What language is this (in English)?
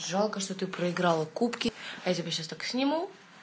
Russian